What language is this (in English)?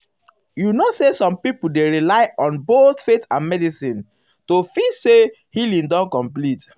Nigerian Pidgin